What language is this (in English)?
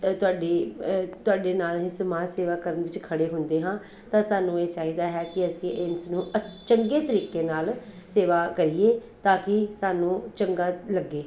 Punjabi